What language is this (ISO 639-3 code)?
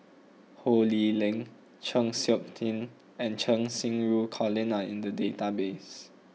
eng